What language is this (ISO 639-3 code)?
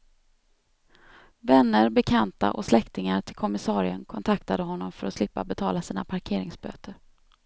swe